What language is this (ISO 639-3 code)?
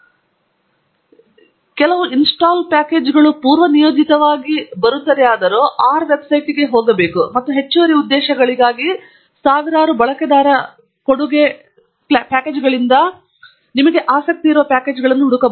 kan